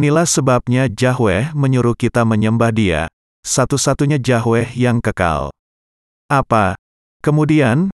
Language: Indonesian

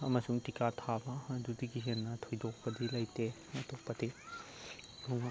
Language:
Manipuri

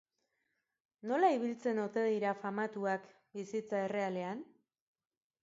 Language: Basque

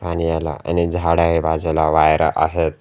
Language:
Marathi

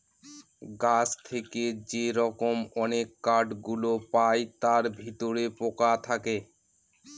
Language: Bangla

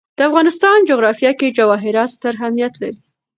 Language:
Pashto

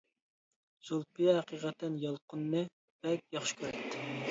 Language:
Uyghur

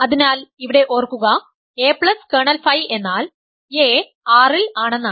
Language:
Malayalam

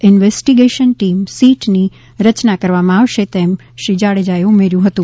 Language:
Gujarati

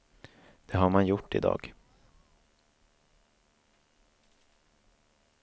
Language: Swedish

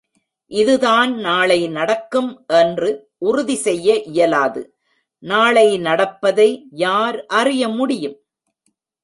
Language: Tamil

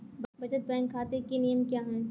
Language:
Hindi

